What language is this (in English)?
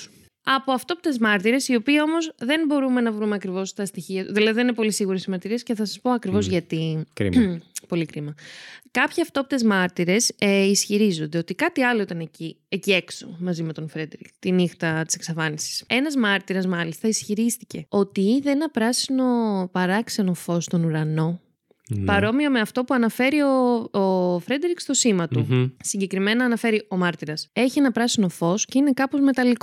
Greek